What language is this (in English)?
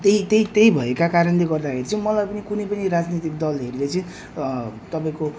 Nepali